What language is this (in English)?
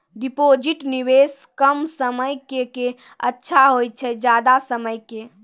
Maithili